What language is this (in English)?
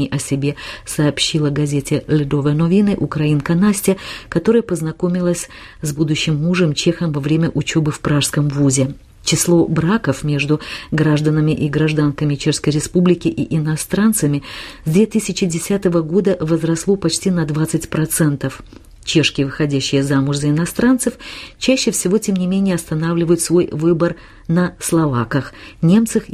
Russian